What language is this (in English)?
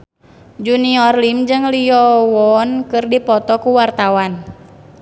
Sundanese